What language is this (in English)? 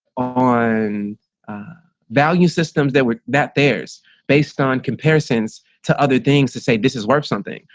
English